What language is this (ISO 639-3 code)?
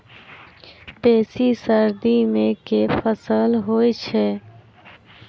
mai